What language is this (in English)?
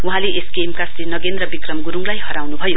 Nepali